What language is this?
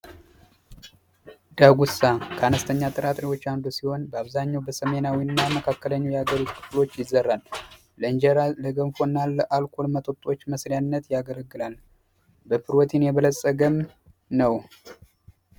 Amharic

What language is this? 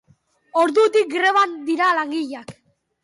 Basque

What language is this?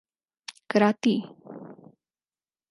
Urdu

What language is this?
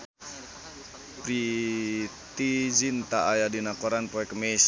Sundanese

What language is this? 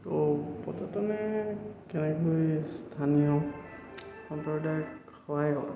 Assamese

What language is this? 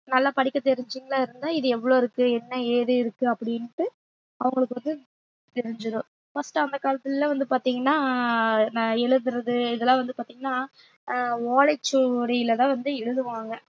Tamil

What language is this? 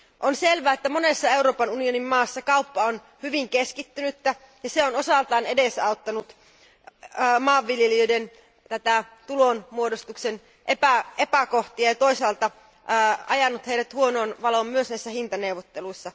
Finnish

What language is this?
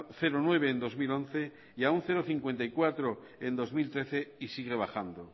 Spanish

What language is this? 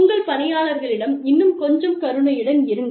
Tamil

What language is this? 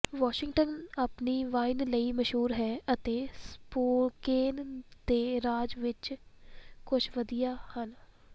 Punjabi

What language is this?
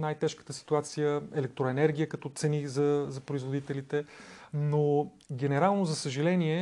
Bulgarian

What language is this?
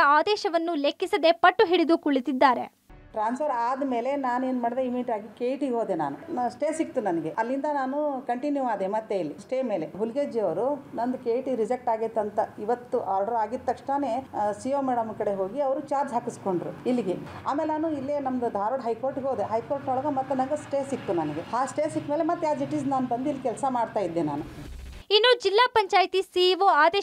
Kannada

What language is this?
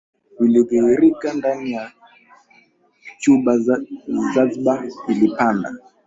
Swahili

